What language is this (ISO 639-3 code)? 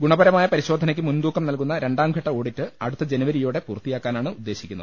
mal